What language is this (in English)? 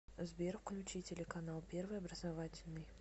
Russian